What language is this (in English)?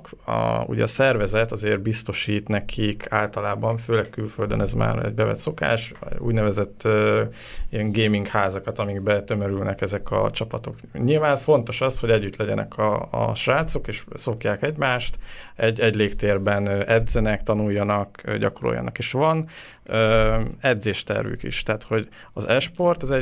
Hungarian